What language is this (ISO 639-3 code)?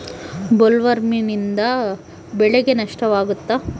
kan